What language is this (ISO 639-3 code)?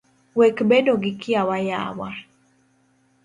luo